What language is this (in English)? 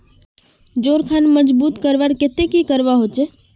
Magahi